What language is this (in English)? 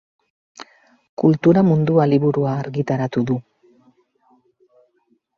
Basque